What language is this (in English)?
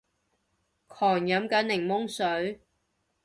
Cantonese